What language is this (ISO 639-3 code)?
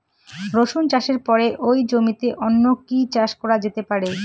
ben